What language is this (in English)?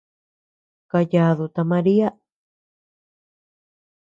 Tepeuxila Cuicatec